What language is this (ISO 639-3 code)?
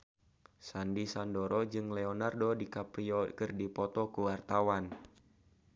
sun